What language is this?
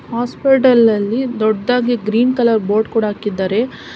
Kannada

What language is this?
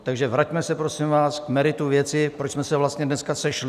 Czech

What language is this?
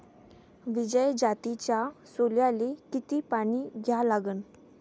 Marathi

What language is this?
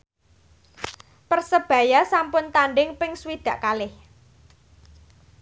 Javanese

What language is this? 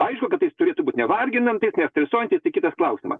Lithuanian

